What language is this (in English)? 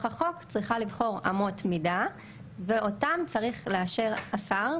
Hebrew